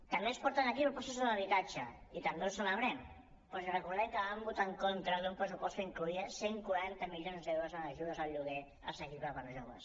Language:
Catalan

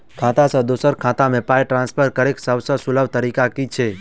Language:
Maithili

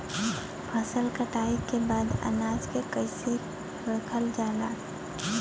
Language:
Bhojpuri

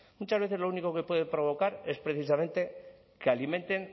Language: Spanish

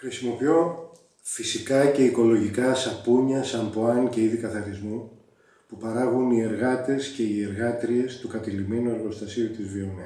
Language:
Greek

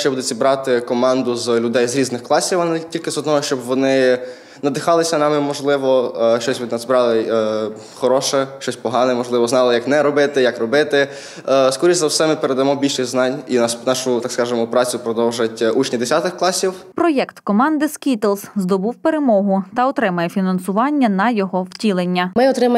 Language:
Ukrainian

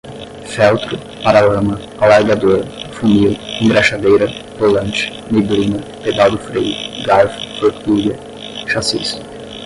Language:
Portuguese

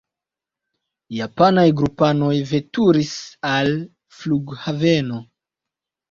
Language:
Esperanto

